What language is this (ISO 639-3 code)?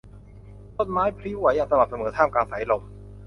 tha